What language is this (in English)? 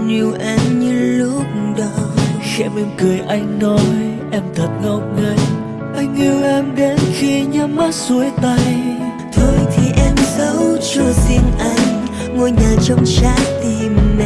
Vietnamese